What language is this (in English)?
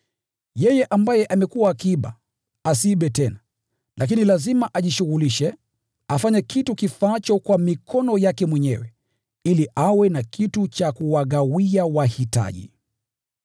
Swahili